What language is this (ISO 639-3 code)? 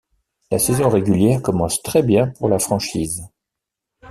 fra